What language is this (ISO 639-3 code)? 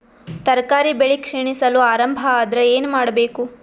kan